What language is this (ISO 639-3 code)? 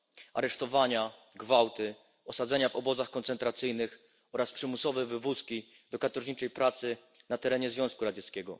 pol